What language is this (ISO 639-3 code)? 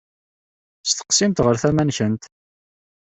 kab